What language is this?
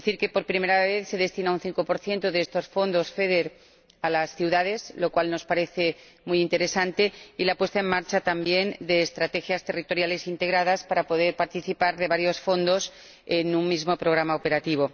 Spanish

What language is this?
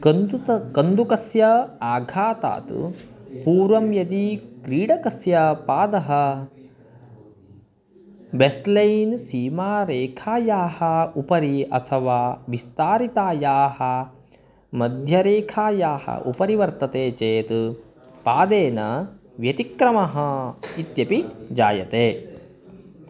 Sanskrit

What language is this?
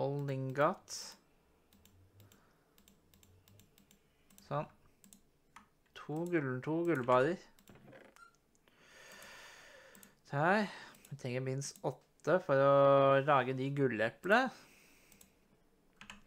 Norwegian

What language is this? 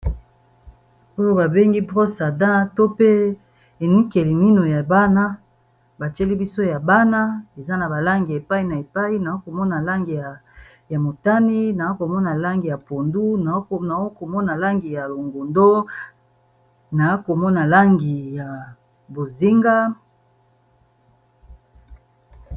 Lingala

